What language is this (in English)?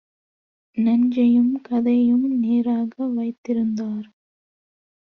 Tamil